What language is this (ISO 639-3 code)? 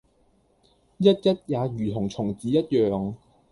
yue